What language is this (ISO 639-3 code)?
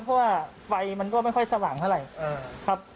tha